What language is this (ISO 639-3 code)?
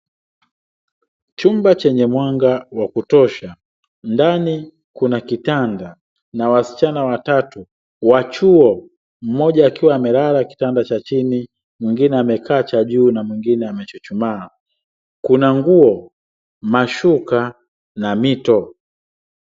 swa